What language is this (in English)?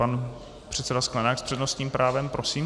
Czech